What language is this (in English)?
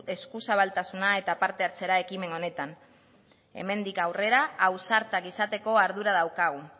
Basque